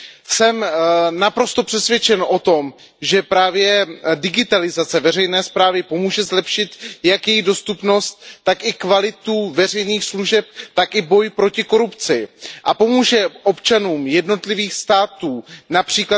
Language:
Czech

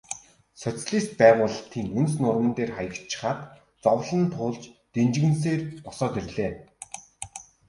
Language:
Mongolian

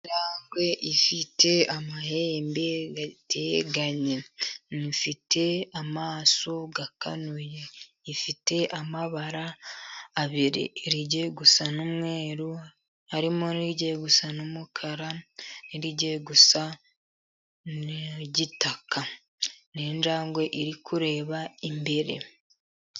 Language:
Kinyarwanda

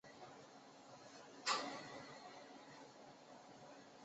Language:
Chinese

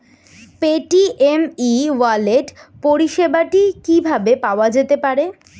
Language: Bangla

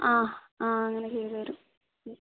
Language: Malayalam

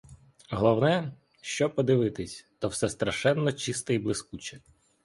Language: Ukrainian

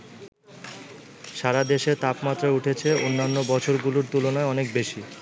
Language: Bangla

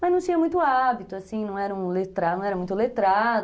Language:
Portuguese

